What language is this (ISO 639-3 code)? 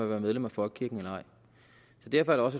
dan